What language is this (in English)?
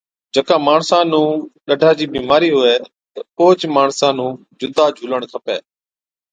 Od